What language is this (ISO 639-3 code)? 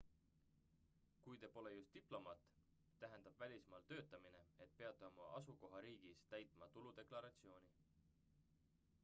est